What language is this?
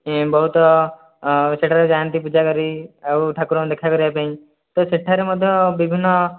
Odia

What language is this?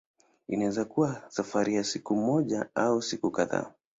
Swahili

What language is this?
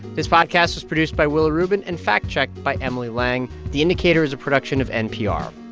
English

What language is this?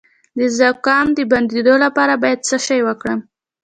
Pashto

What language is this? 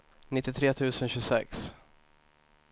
Swedish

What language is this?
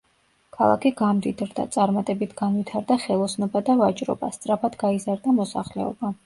Georgian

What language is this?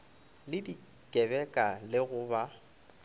Northern Sotho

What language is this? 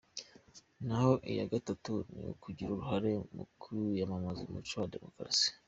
Kinyarwanda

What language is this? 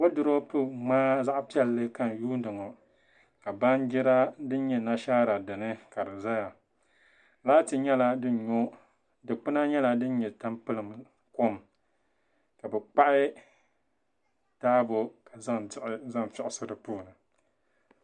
Dagbani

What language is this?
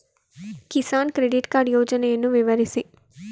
Kannada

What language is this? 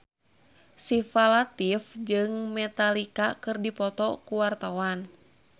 Sundanese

